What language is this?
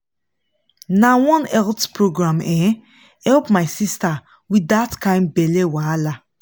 Nigerian Pidgin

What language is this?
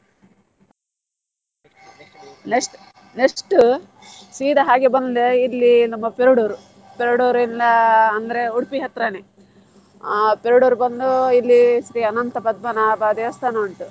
Kannada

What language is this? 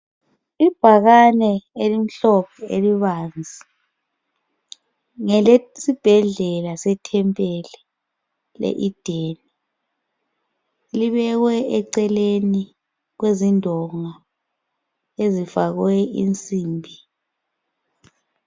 North Ndebele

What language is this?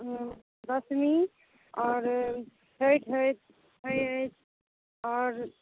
Maithili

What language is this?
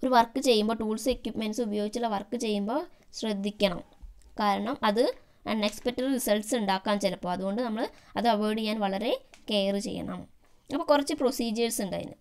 Thai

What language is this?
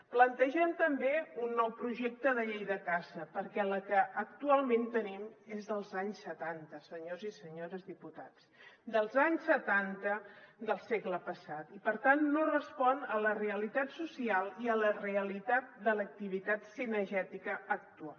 Catalan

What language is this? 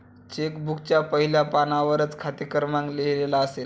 Marathi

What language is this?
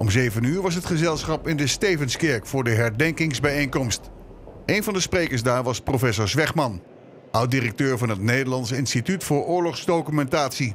Dutch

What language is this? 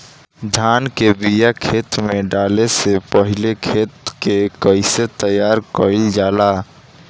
Bhojpuri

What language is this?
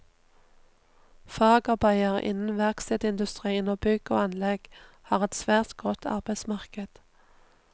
Norwegian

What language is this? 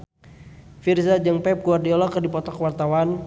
Sundanese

